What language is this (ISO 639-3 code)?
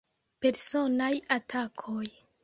epo